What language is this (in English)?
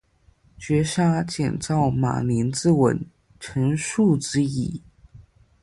Chinese